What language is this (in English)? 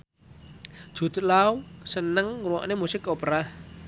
Javanese